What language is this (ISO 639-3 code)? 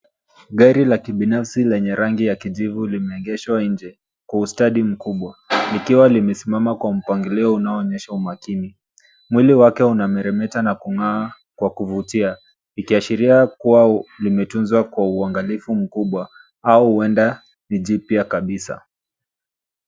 swa